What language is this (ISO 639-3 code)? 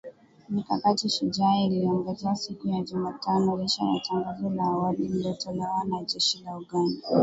swa